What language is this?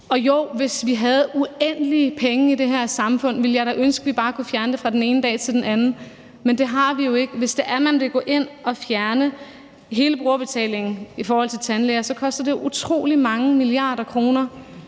Danish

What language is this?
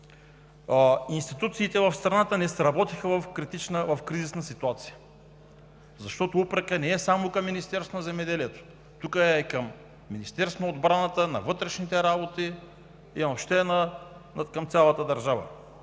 Bulgarian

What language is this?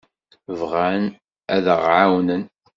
Kabyle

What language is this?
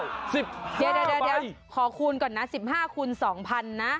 Thai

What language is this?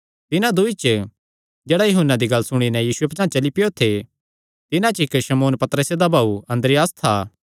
Kangri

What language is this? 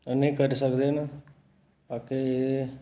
Dogri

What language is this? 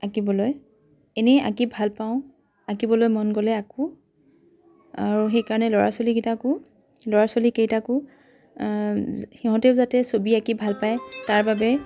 Assamese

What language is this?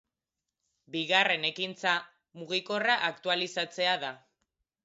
Basque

